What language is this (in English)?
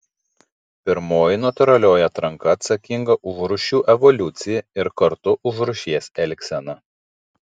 Lithuanian